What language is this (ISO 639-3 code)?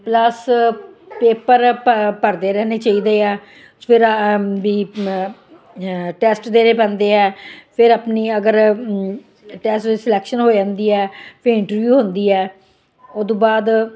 pan